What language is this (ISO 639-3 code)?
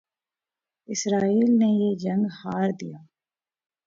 urd